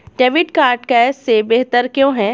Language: Hindi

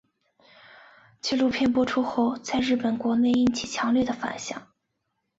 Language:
Chinese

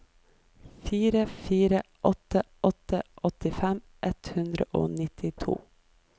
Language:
Norwegian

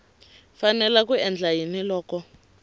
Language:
Tsonga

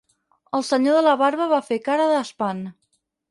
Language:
Catalan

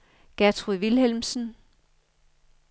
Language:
Danish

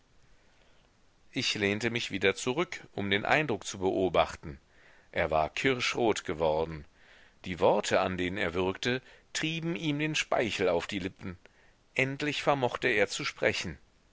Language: German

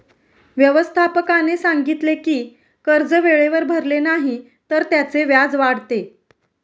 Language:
Marathi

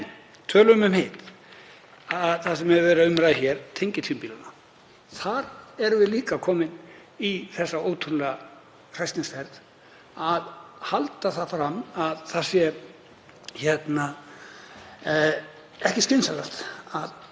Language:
Icelandic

